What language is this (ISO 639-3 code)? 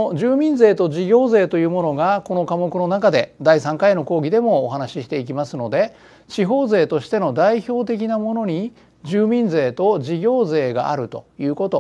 jpn